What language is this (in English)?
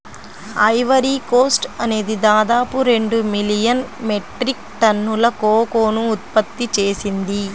Telugu